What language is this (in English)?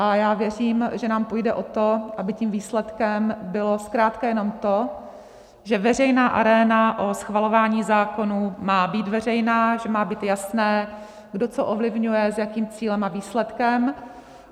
Czech